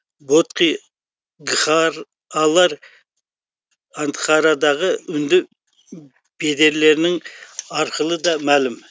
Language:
Kazakh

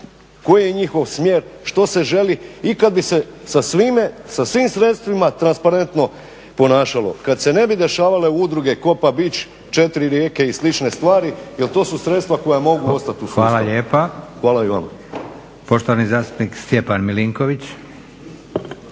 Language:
Croatian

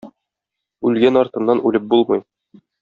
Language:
Tatar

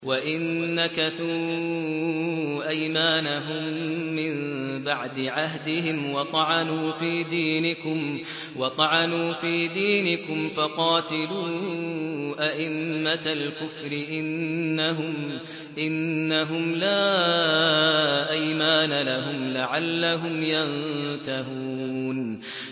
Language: Arabic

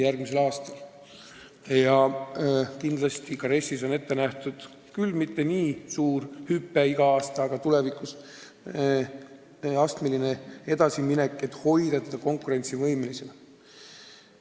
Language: Estonian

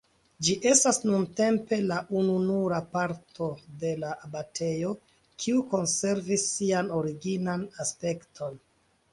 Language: Esperanto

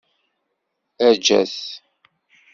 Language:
Kabyle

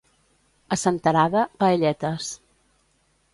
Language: Catalan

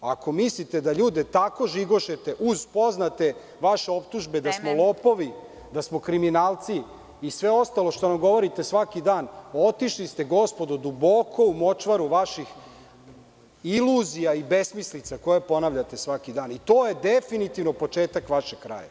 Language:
Serbian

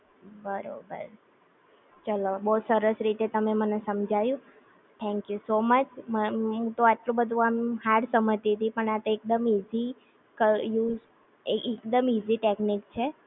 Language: Gujarati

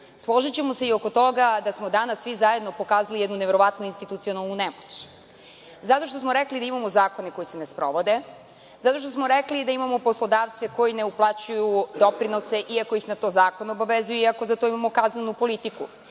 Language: Serbian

